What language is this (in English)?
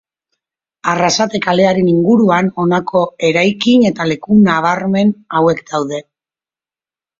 Basque